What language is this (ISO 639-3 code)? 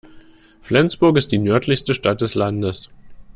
deu